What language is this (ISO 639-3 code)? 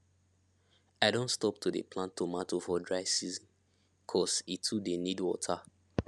pcm